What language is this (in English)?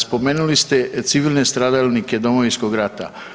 Croatian